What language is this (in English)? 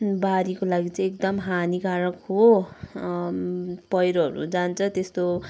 Nepali